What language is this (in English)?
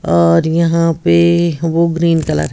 Hindi